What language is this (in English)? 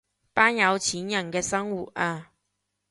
Cantonese